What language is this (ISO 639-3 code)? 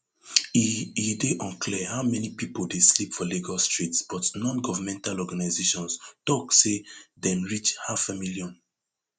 pcm